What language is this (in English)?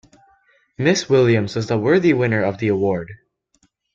English